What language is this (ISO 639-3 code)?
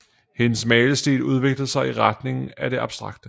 dan